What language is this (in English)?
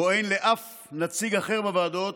Hebrew